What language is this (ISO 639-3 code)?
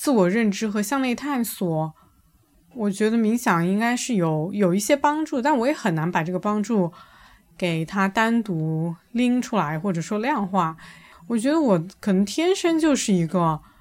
zho